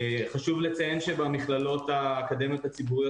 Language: Hebrew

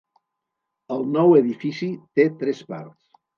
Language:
Catalan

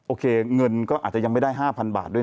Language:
Thai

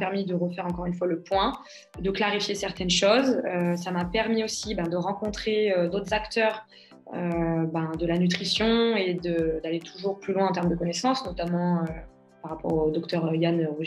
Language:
French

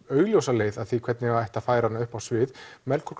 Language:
Icelandic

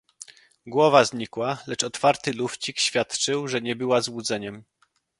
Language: Polish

